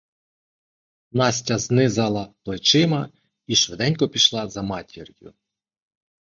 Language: Ukrainian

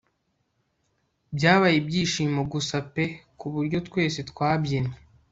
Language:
Kinyarwanda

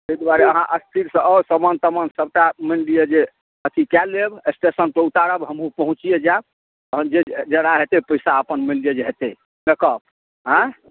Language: Maithili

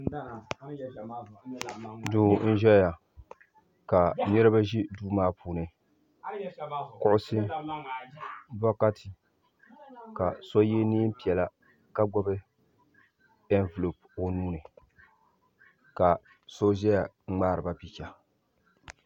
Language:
Dagbani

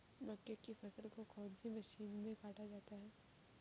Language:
Hindi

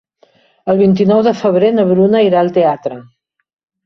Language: Catalan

